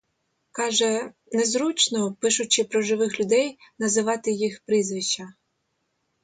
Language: Ukrainian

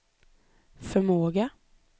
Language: Swedish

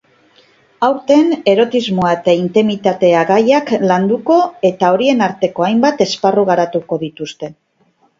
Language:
Basque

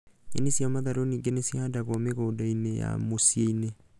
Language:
Kikuyu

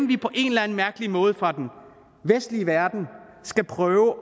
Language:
Danish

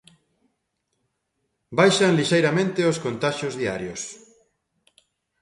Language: Galician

